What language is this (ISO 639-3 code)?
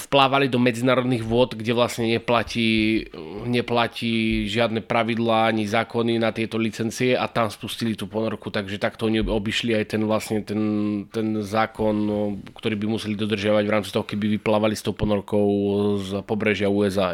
slk